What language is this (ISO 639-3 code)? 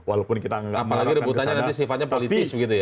ind